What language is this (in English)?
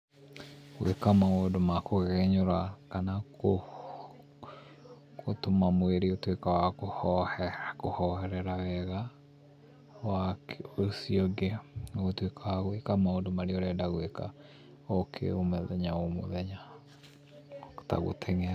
Kikuyu